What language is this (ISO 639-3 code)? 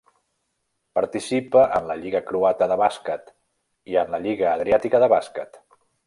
cat